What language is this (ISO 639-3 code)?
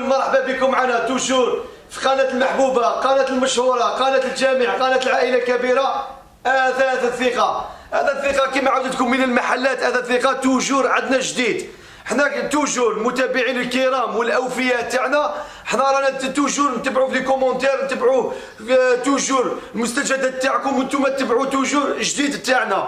ara